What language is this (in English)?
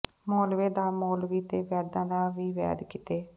Punjabi